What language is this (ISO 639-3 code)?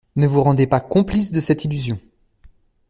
fra